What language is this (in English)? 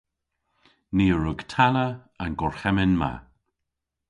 Cornish